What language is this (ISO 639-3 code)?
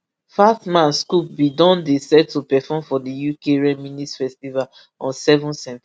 pcm